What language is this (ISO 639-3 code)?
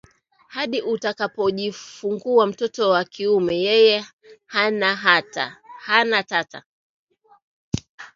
swa